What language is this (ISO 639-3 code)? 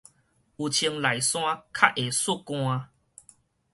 nan